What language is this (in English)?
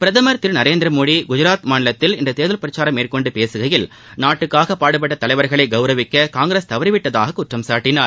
Tamil